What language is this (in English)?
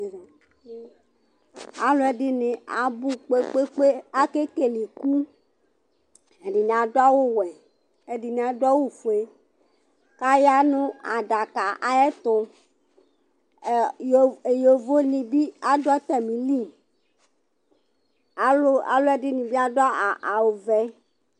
Ikposo